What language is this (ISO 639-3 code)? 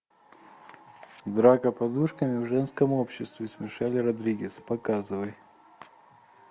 rus